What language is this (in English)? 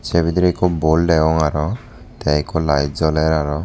Chakma